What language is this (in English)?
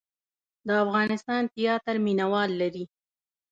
Pashto